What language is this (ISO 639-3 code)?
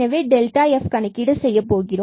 tam